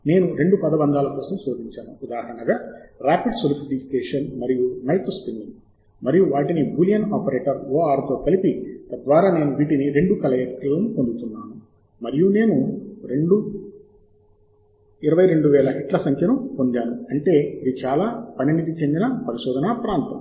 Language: Telugu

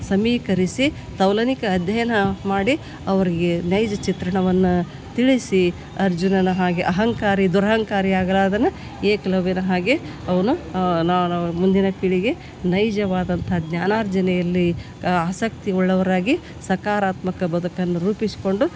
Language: Kannada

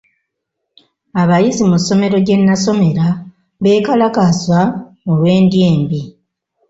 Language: Ganda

